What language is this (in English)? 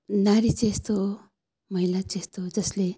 Nepali